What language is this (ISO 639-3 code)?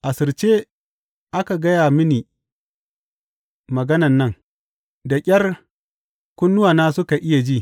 hau